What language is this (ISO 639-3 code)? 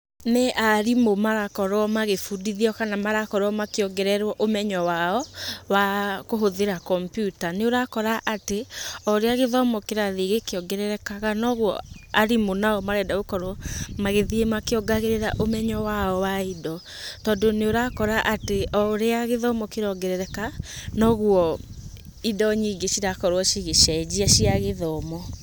kik